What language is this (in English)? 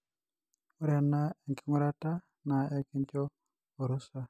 Masai